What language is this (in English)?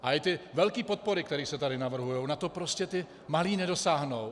Czech